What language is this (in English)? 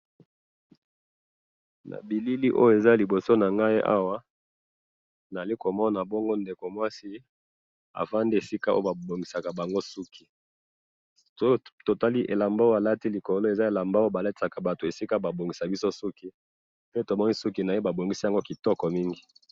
Lingala